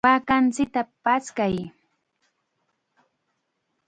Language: Chiquián Ancash Quechua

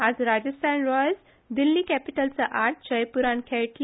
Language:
Konkani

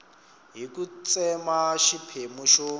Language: Tsonga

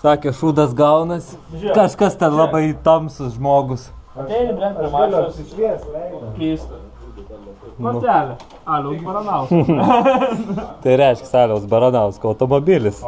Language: Lithuanian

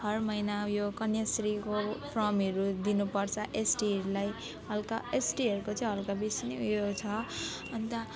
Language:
Nepali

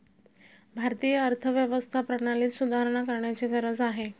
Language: Marathi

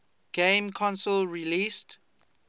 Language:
English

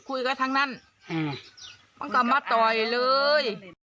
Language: Thai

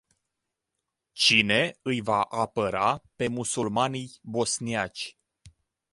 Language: Romanian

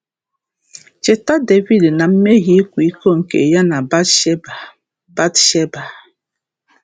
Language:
Igbo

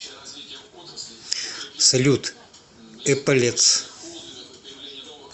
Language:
Russian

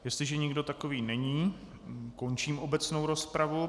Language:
Czech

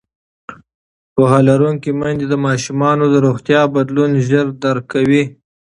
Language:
Pashto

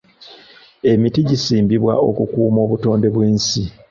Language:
Ganda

